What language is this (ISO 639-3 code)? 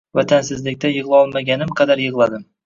uzb